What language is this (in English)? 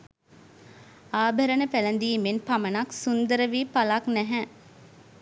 Sinhala